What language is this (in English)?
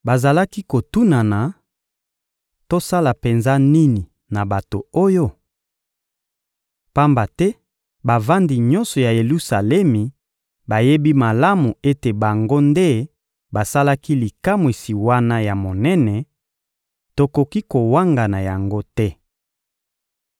Lingala